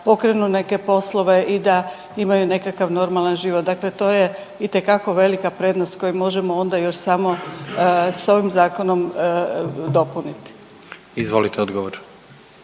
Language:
Croatian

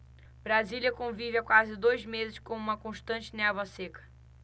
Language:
Portuguese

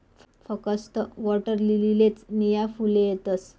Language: Marathi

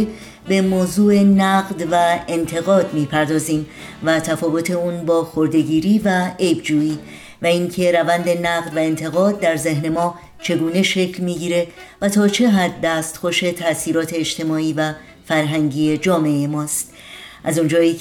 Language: Persian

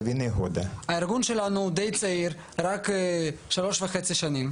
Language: Hebrew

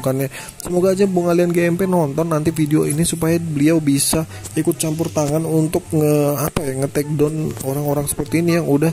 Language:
Indonesian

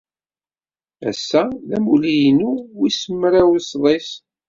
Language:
Kabyle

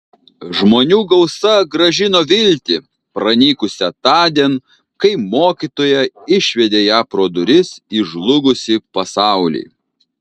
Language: Lithuanian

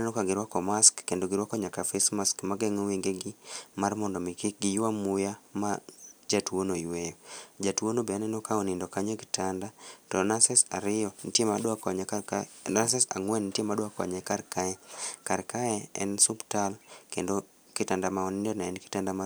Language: Luo (Kenya and Tanzania)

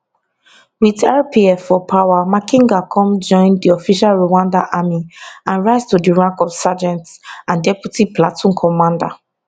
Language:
Nigerian Pidgin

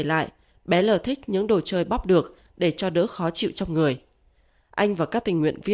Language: Vietnamese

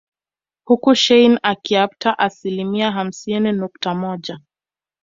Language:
Swahili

